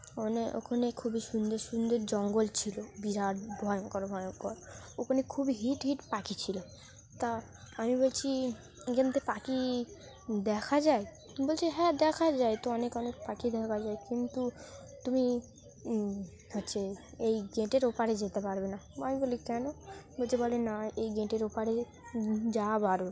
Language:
Bangla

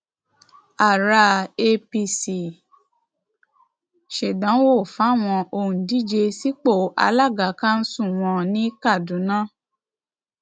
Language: Yoruba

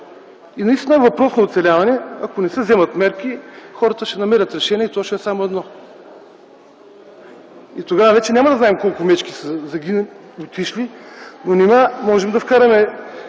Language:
Bulgarian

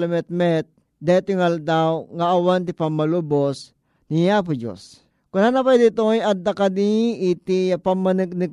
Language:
Filipino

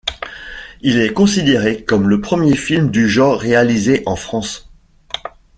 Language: French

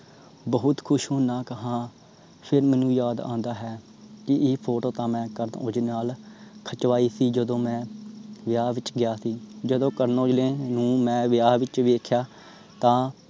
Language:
Punjabi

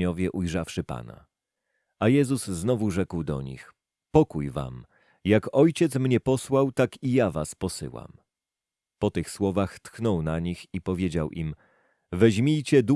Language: Polish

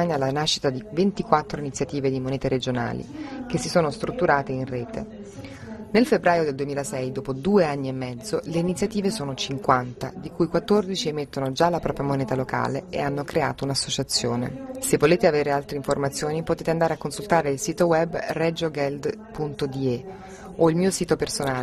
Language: Italian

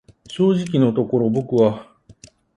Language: Japanese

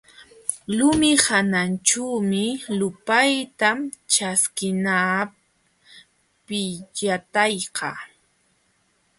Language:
Jauja Wanca Quechua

